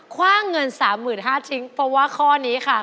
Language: Thai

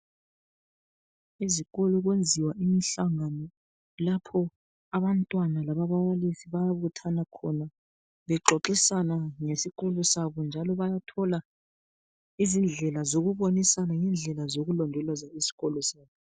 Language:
North Ndebele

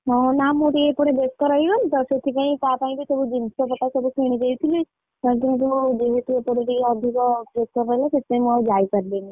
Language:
Odia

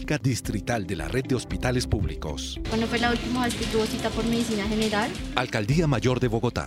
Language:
Spanish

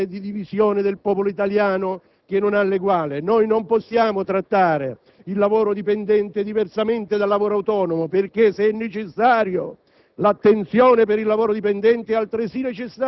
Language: Italian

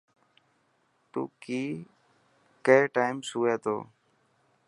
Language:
Dhatki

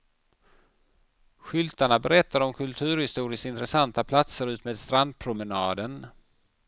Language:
Swedish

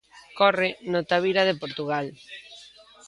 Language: Galician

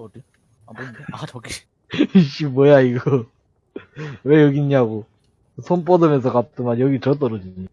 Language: Korean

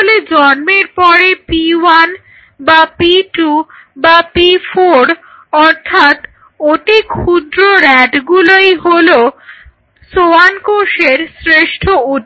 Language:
Bangla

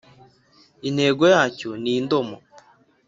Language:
Kinyarwanda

